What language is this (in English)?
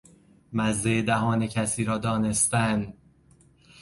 Persian